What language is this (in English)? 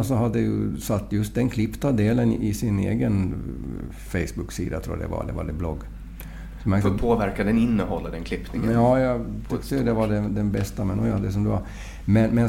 Swedish